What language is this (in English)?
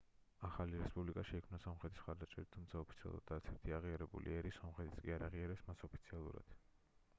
Georgian